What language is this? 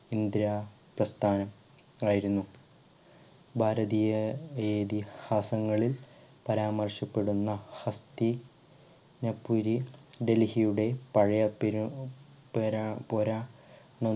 Malayalam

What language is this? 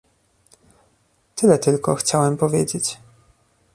Polish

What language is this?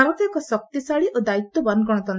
Odia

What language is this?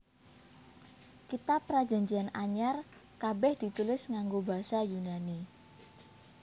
Javanese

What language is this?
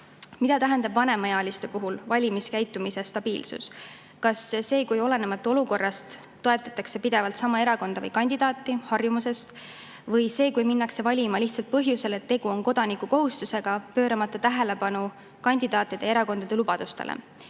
Estonian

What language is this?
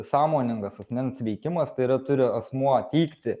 Lithuanian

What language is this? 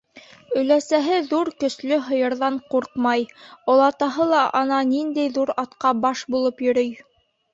Bashkir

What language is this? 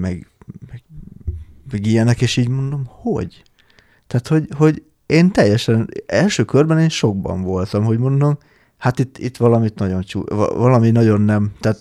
Hungarian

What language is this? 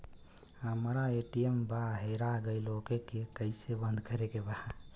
Bhojpuri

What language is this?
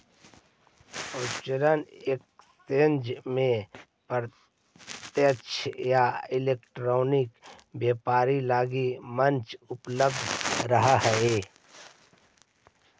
Magahi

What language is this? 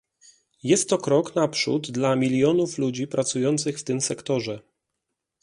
Polish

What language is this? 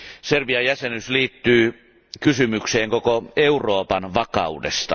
Finnish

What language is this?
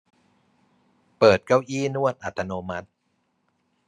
Thai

